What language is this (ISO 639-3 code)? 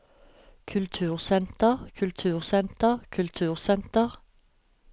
nor